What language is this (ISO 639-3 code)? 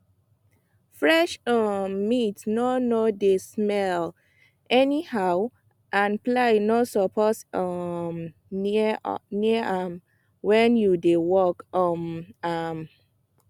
pcm